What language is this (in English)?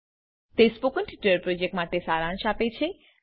Gujarati